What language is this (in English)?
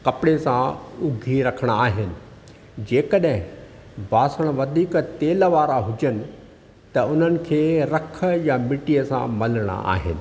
Sindhi